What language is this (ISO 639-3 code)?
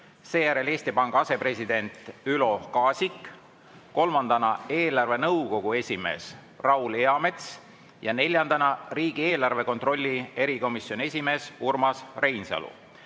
est